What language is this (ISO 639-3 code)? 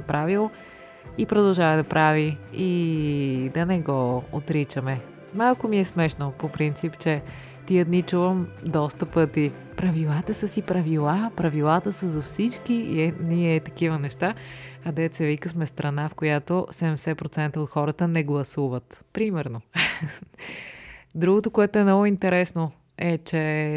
bul